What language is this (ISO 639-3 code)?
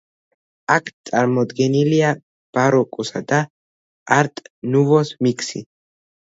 kat